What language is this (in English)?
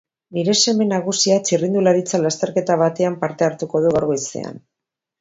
Basque